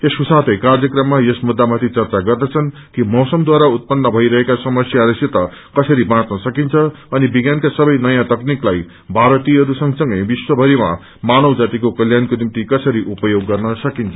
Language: Nepali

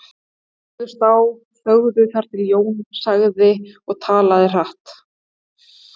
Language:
Icelandic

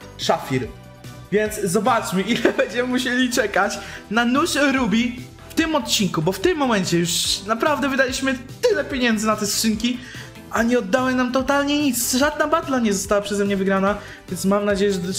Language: Polish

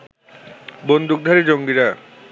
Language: Bangla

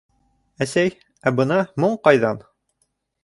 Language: Bashkir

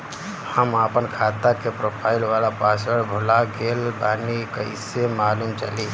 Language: Bhojpuri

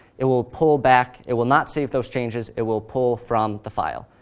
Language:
English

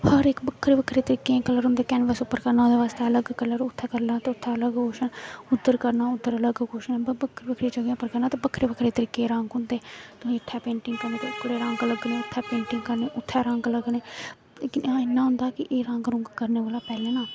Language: Dogri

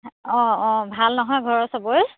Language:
Assamese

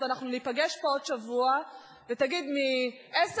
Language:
Hebrew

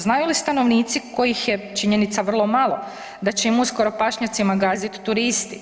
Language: Croatian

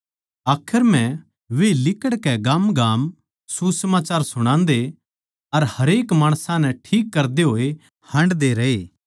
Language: Haryanvi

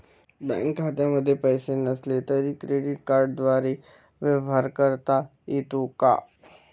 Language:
Marathi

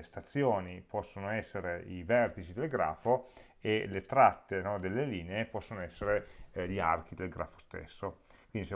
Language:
Italian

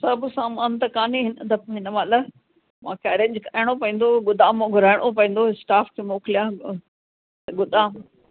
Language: Sindhi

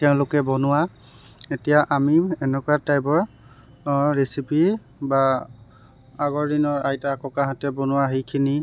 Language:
Assamese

